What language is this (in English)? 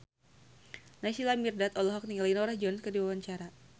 Sundanese